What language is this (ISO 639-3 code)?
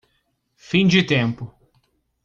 por